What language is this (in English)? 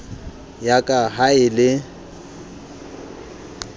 Southern Sotho